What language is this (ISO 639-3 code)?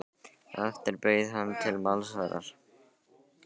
isl